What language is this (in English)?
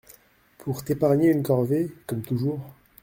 French